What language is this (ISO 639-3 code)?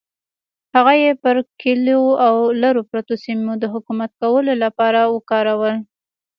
pus